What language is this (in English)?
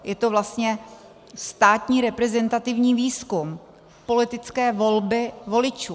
Czech